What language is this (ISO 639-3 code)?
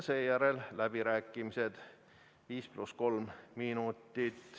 est